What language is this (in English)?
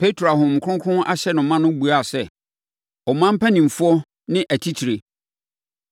Akan